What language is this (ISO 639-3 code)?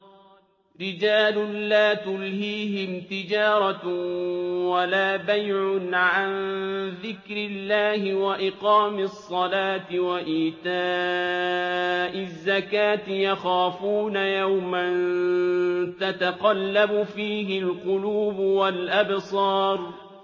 ara